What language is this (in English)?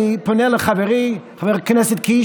Hebrew